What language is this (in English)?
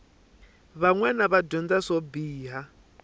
Tsonga